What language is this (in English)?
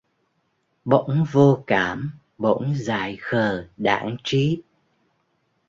Vietnamese